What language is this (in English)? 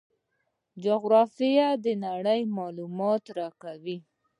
Pashto